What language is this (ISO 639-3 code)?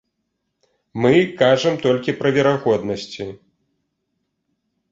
bel